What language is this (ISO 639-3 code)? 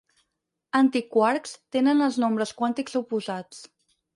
cat